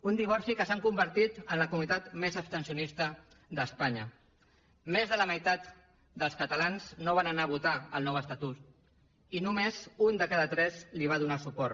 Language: Catalan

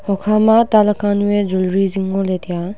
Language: Wancho Naga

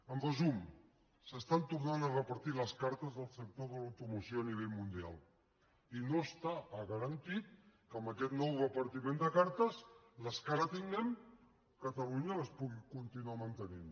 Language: Catalan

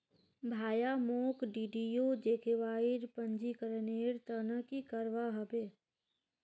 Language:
Magahi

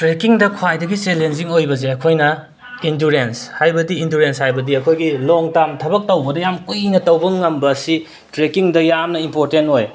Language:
Manipuri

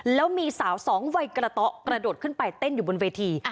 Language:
Thai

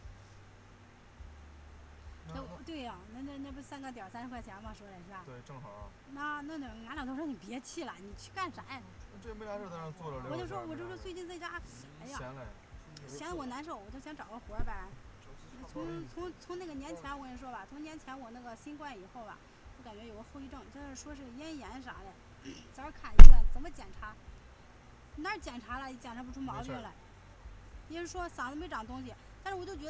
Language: Chinese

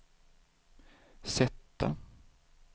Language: Swedish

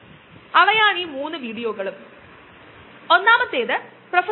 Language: Malayalam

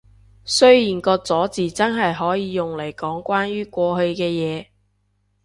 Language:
Cantonese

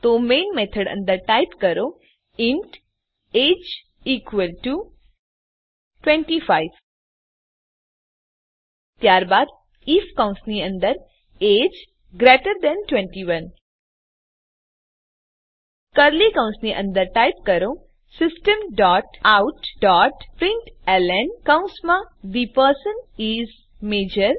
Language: Gujarati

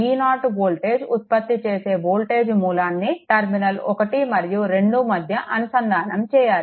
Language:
Telugu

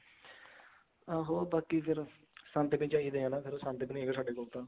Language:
Punjabi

